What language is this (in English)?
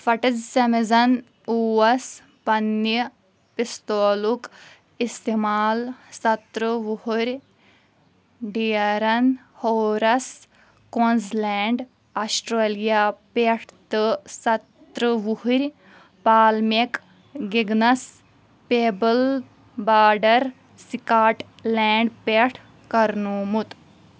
Kashmiri